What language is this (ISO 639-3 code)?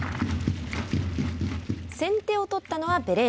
jpn